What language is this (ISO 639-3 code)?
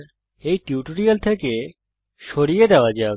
ben